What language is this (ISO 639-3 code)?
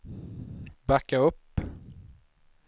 swe